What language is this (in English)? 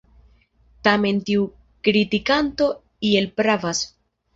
Esperanto